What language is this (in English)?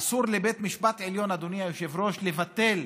Hebrew